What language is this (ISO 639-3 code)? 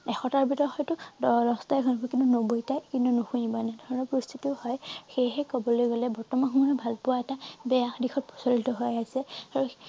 asm